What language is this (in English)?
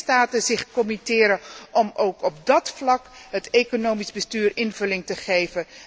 Dutch